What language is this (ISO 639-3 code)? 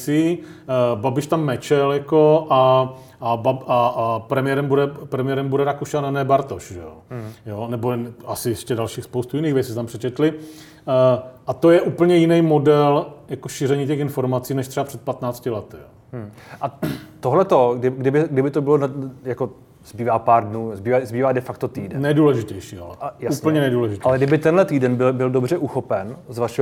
ces